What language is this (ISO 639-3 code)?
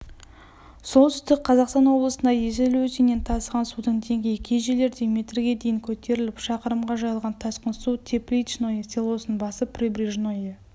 kaz